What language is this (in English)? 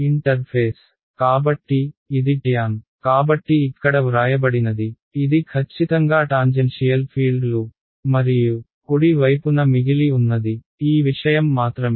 Telugu